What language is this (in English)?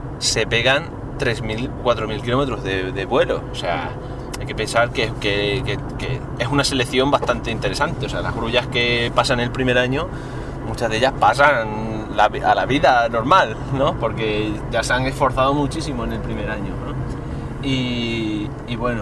Spanish